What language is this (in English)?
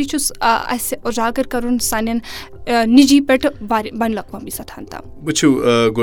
Urdu